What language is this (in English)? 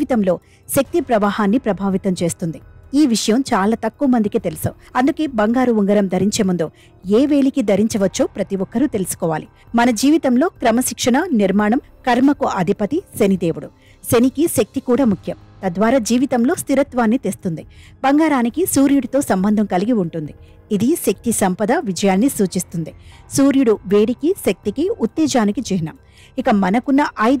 Telugu